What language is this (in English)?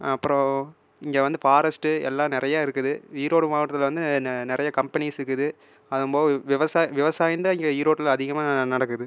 Tamil